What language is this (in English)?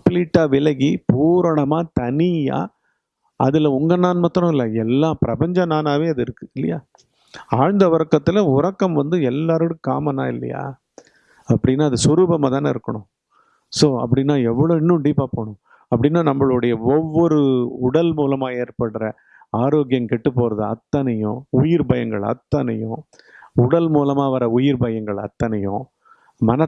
Tamil